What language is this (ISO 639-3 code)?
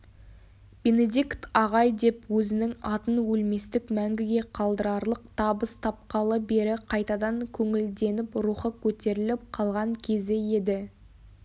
kaz